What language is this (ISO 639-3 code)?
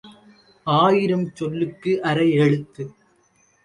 tam